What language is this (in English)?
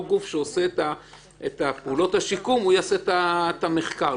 Hebrew